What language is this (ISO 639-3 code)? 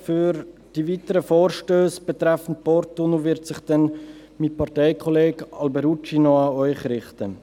gsw